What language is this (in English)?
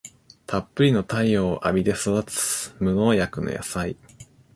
Japanese